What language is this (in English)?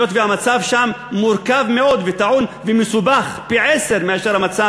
Hebrew